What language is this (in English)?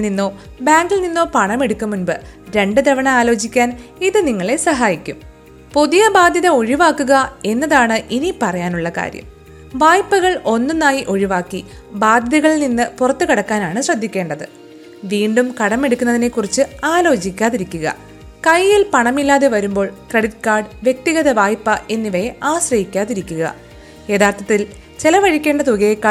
Malayalam